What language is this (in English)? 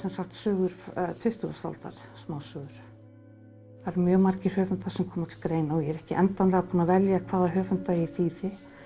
Icelandic